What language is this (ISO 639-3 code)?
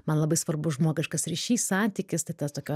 lit